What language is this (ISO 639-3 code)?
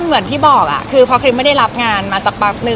tha